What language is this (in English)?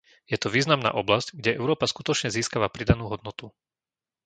Slovak